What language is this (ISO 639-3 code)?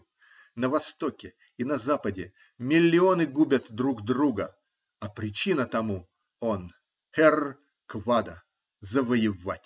rus